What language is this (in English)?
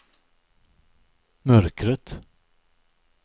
Swedish